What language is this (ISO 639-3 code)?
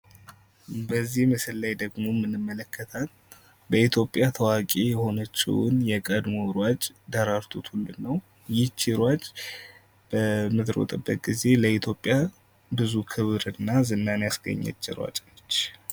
amh